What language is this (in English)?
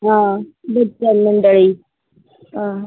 Konkani